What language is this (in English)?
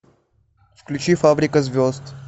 Russian